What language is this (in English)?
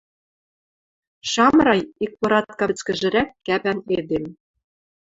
Western Mari